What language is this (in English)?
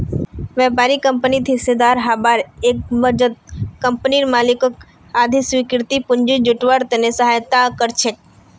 Magahi